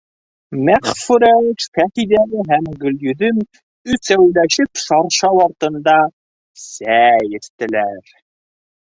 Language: Bashkir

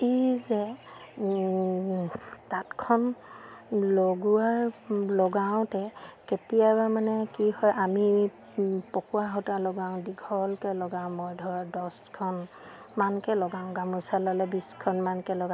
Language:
Assamese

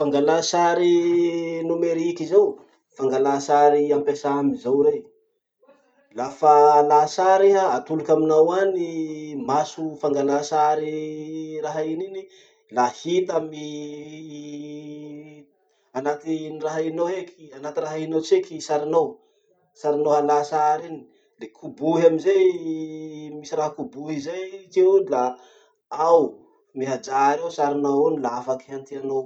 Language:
Masikoro Malagasy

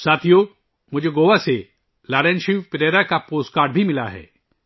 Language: Urdu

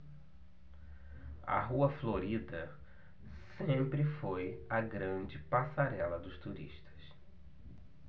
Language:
Portuguese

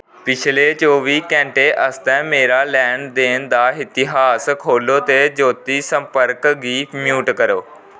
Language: Dogri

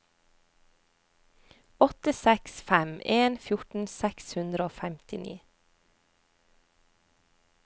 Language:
Norwegian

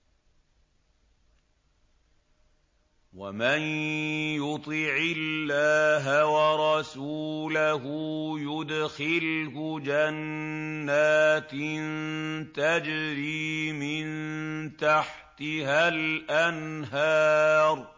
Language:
Arabic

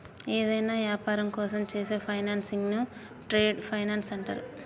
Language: Telugu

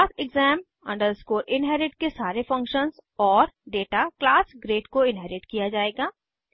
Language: Hindi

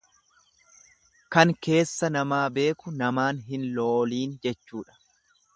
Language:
Oromo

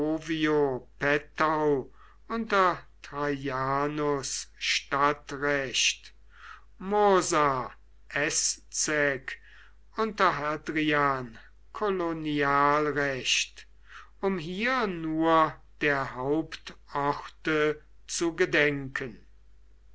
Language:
German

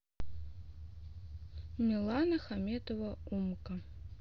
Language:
Russian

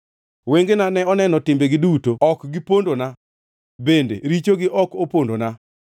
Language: Luo (Kenya and Tanzania)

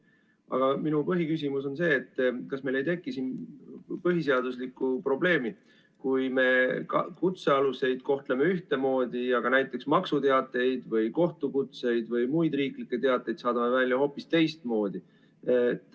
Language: Estonian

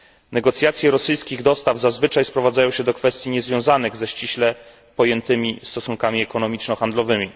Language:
Polish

